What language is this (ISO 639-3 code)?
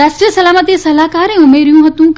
guj